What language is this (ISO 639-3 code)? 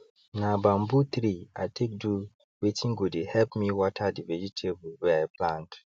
pcm